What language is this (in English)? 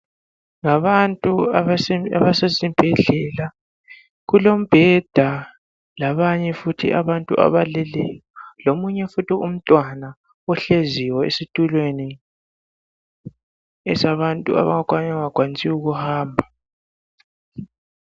North Ndebele